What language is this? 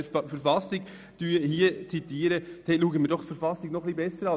Swiss German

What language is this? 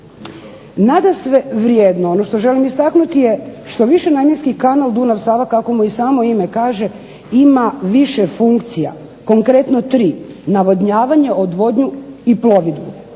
Croatian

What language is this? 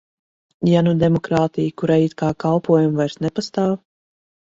Latvian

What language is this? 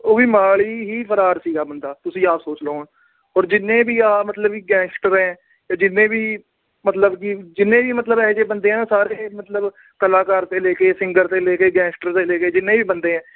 Punjabi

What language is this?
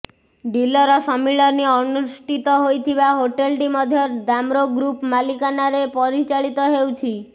Odia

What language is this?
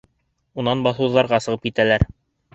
Bashkir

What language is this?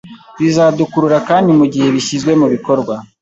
Kinyarwanda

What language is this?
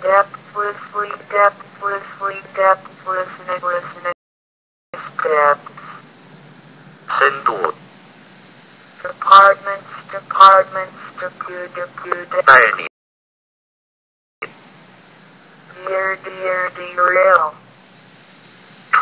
English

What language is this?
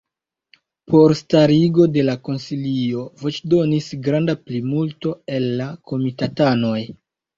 Esperanto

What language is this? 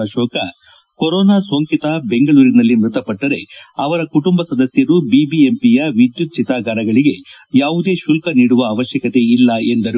Kannada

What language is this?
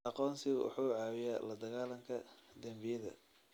Somali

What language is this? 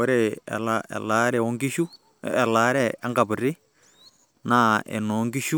Masai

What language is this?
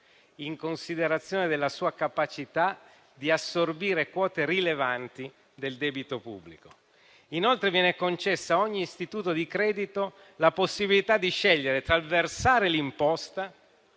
Italian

